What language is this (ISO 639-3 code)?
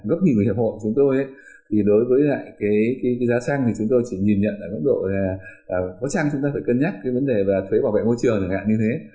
vie